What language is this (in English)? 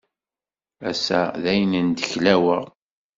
Kabyle